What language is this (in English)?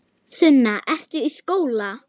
Icelandic